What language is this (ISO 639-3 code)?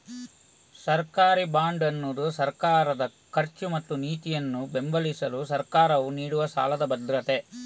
kan